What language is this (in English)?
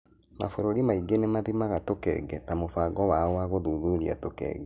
Kikuyu